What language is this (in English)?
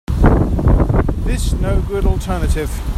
English